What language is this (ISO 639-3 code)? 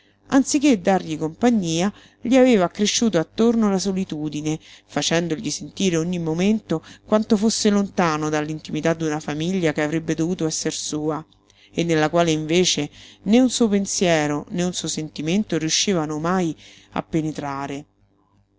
ita